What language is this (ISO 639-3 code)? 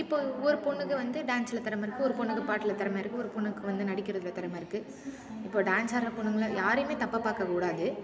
tam